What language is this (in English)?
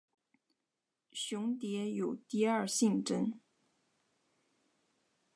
Chinese